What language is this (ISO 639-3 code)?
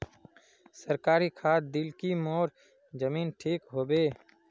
mag